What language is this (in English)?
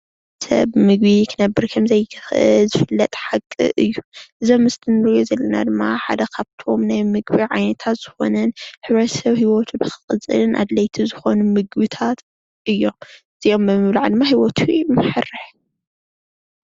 Tigrinya